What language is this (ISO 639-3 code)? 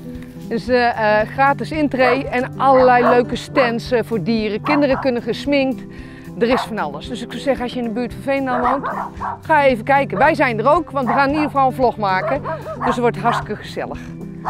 nld